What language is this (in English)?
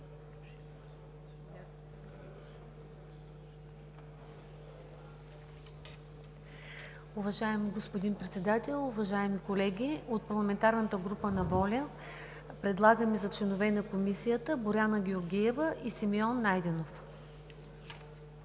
Bulgarian